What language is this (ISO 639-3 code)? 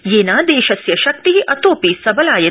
san